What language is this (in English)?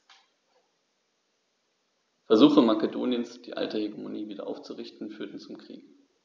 German